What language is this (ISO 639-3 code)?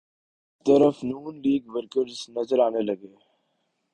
urd